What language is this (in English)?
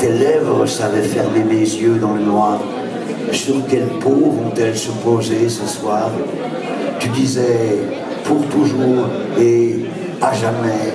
French